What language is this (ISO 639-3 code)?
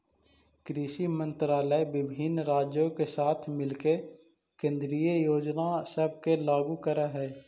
mag